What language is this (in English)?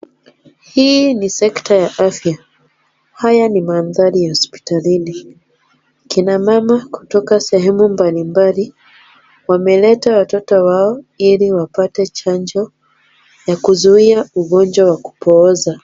Swahili